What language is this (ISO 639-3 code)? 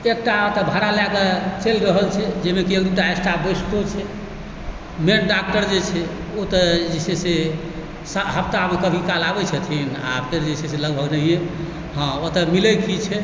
mai